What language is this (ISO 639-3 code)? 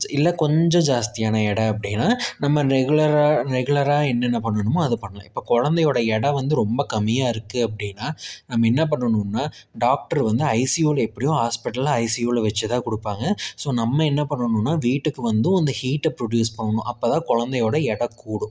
tam